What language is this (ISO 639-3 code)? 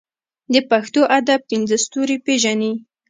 pus